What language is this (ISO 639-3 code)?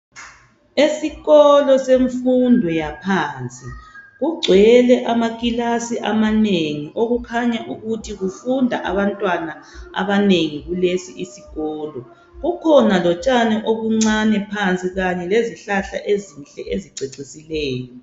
nde